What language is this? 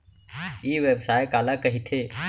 Chhattisgarhi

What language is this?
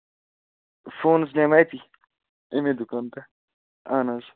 Kashmiri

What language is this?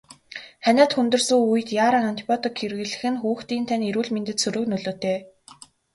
Mongolian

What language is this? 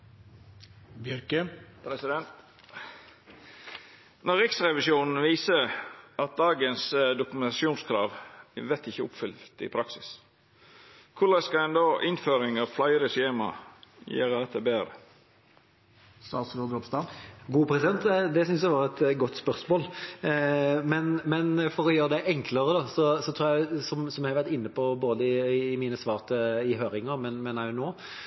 Norwegian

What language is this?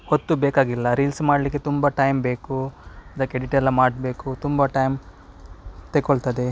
Kannada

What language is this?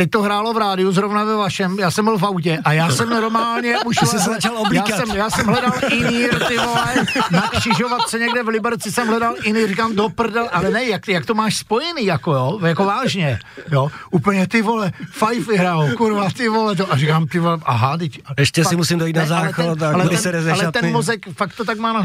Czech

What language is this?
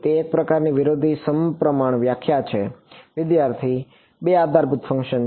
Gujarati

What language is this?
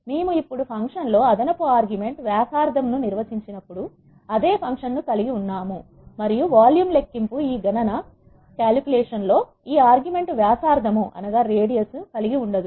Telugu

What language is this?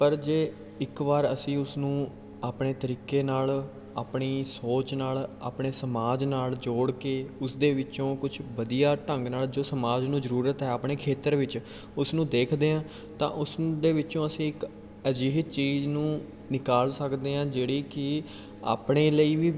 Punjabi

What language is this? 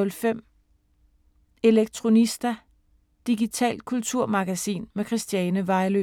Danish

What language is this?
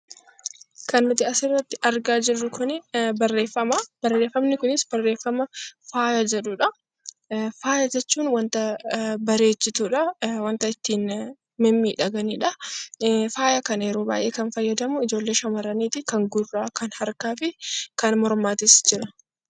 Oromo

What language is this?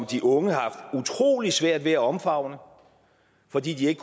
Danish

